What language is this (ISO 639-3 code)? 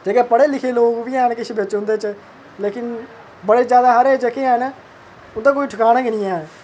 doi